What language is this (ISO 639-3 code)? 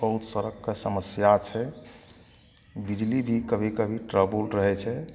mai